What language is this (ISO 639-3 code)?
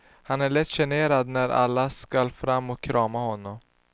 swe